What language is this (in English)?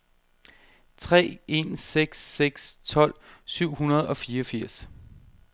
Danish